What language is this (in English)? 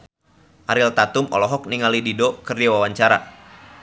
Sundanese